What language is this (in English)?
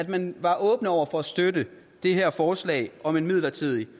Danish